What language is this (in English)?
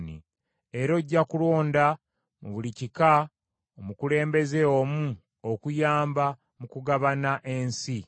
Ganda